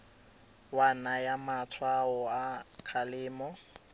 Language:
Tswana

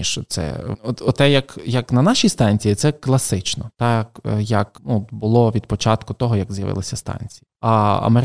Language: Ukrainian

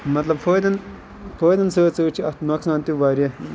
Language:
Kashmiri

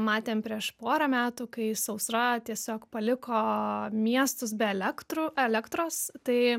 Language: Lithuanian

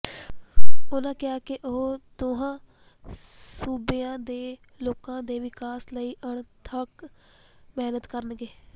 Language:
Punjabi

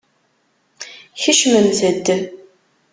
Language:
Kabyle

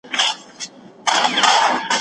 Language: Pashto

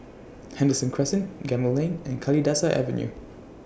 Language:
English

